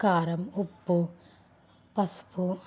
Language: Telugu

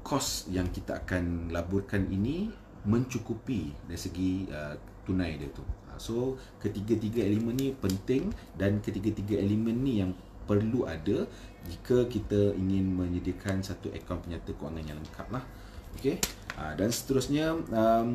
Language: Malay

